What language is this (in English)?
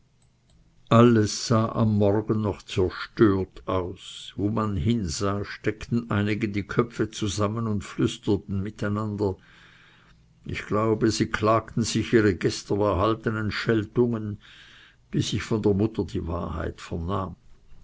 German